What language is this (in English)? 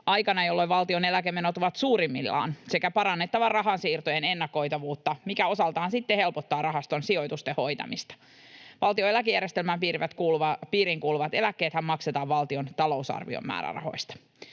Finnish